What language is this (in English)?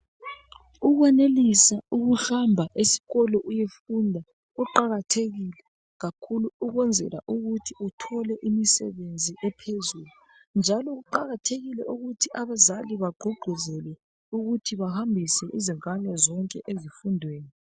North Ndebele